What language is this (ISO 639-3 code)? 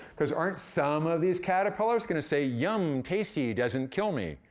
eng